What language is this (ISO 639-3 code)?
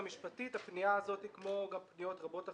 heb